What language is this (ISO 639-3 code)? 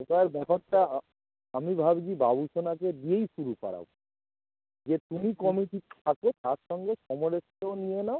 ben